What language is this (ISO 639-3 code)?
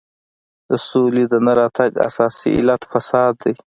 pus